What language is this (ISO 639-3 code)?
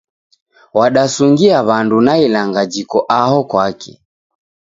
dav